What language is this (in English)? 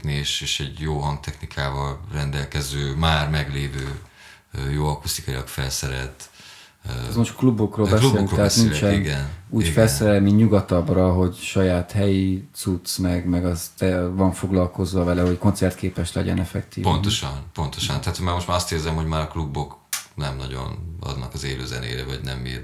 Hungarian